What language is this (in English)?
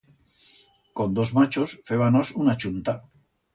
Aragonese